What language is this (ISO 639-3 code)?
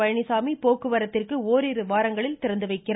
tam